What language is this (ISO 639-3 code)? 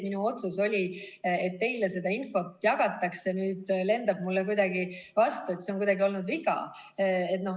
est